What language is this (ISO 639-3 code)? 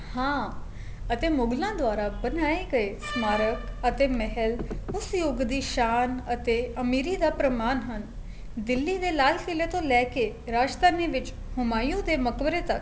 pan